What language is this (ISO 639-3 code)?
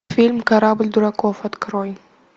rus